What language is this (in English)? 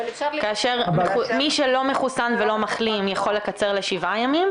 Hebrew